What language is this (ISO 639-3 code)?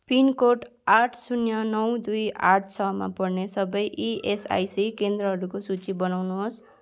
nep